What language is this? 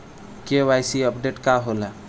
Bhojpuri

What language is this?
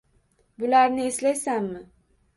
Uzbek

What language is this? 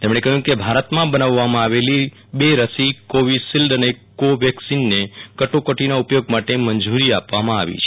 Gujarati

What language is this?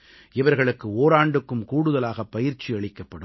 Tamil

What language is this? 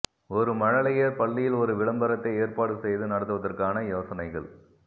Tamil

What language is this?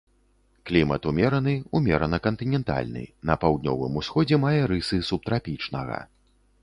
Belarusian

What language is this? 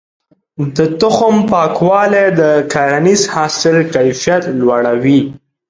Pashto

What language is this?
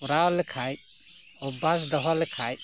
Santali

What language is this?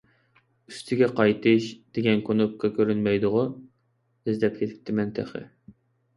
Uyghur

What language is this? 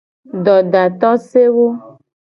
Gen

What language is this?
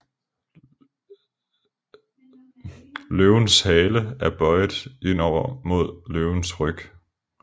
Danish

